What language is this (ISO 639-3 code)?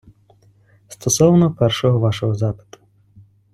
ukr